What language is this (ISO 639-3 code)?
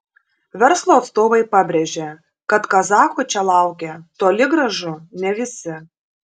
lit